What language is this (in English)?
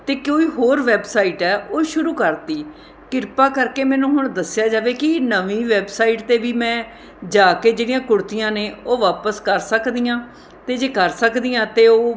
Punjabi